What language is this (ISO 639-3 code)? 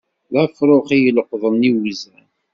kab